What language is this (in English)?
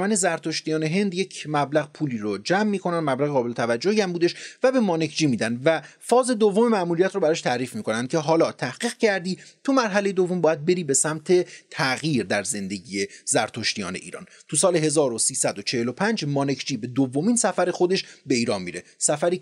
Persian